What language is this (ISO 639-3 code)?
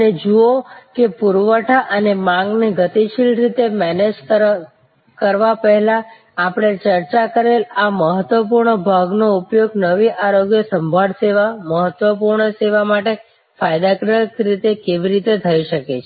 guj